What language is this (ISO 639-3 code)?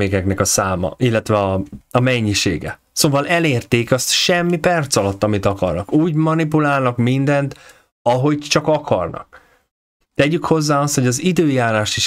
hun